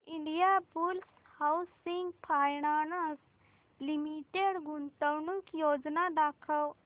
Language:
Marathi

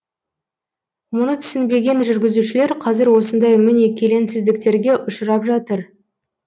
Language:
Kazakh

